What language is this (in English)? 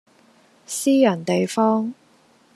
Cantonese